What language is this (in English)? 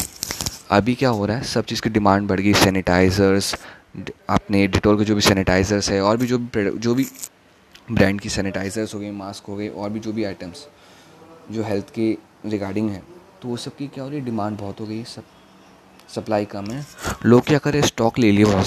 Hindi